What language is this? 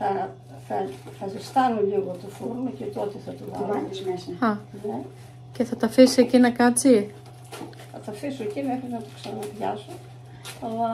Greek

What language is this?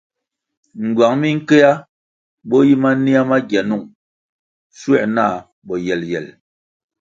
Kwasio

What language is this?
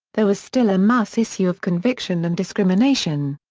English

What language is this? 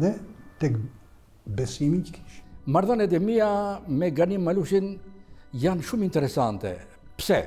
Romanian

